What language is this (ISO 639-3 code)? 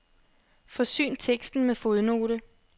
dan